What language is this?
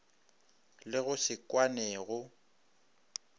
Northern Sotho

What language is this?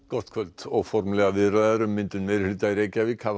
Icelandic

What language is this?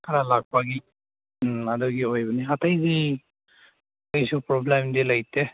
Manipuri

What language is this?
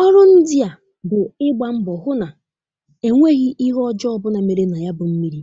Igbo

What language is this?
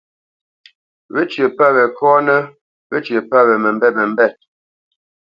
Bamenyam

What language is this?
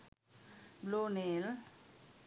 Sinhala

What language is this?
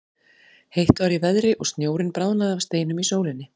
Icelandic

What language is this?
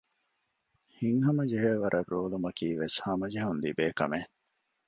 Divehi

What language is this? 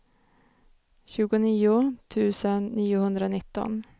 Swedish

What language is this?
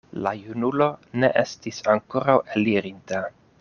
Esperanto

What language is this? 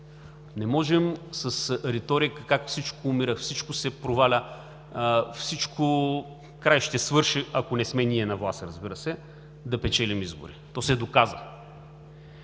Bulgarian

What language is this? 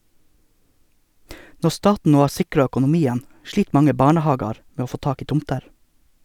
Norwegian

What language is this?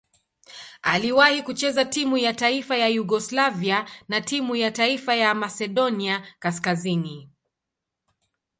Swahili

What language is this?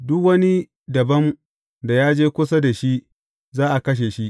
Hausa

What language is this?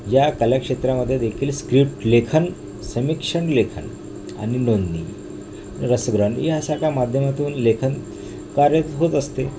Marathi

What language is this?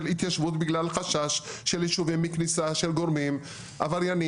Hebrew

